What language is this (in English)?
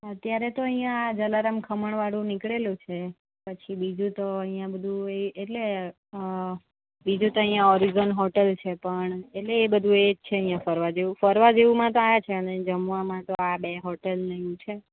Gujarati